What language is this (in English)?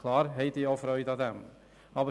Swiss German